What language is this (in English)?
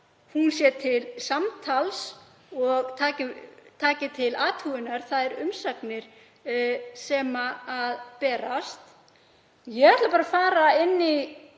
Icelandic